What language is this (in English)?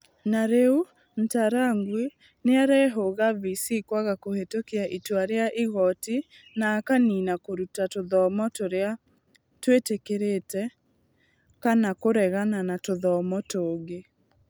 Kikuyu